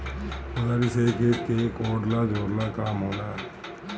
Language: Bhojpuri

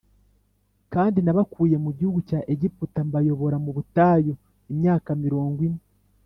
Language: Kinyarwanda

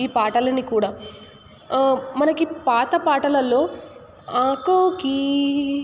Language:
Telugu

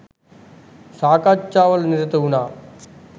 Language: Sinhala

